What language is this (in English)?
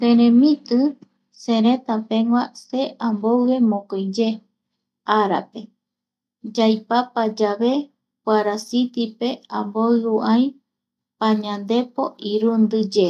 Eastern Bolivian Guaraní